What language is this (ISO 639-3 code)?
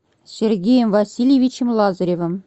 rus